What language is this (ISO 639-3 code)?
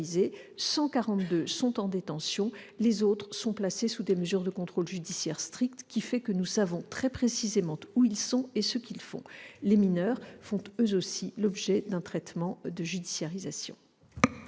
fra